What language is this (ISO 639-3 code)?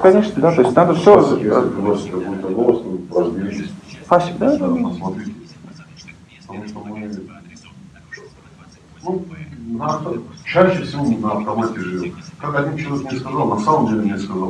rus